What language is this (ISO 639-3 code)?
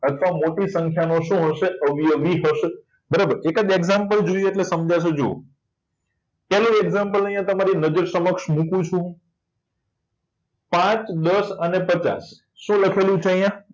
guj